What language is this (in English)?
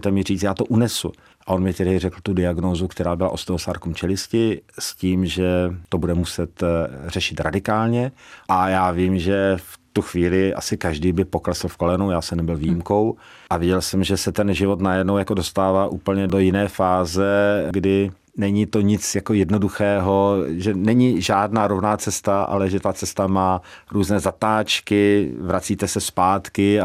Czech